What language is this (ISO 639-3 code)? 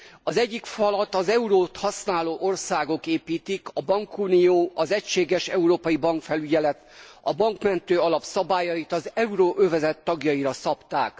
hun